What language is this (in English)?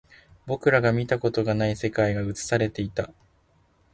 Japanese